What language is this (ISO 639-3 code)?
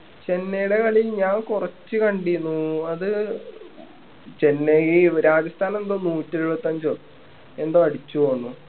mal